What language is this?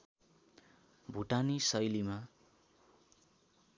Nepali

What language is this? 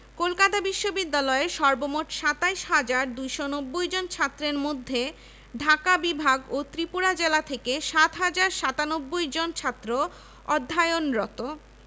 Bangla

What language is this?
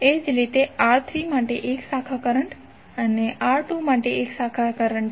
Gujarati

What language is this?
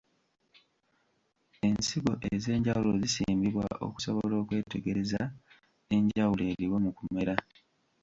Ganda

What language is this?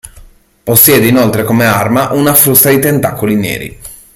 Italian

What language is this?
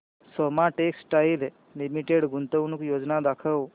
Marathi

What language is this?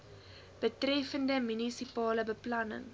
Afrikaans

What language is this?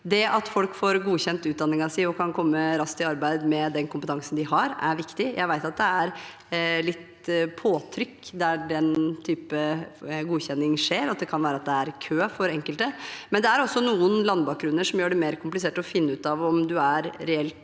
Norwegian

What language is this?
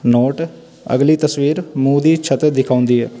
Punjabi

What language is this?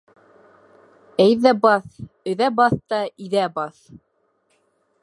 Bashkir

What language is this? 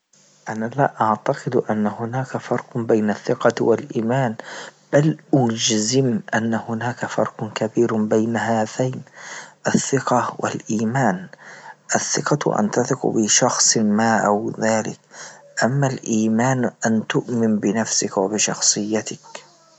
Libyan Arabic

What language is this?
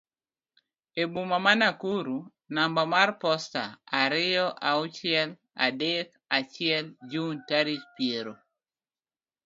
Luo (Kenya and Tanzania)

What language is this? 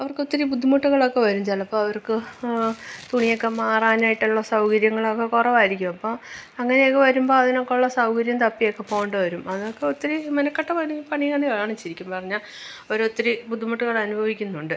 Malayalam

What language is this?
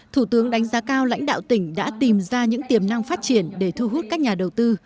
Vietnamese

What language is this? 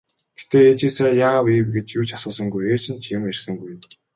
Mongolian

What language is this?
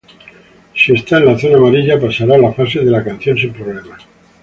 Spanish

